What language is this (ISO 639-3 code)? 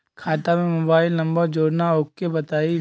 bho